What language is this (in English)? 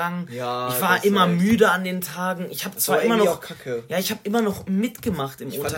German